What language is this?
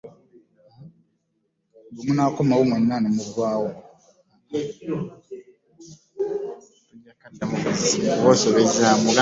Ganda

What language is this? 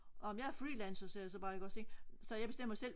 Danish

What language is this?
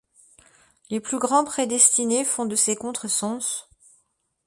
French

